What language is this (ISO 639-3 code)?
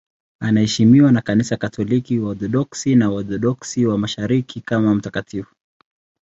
swa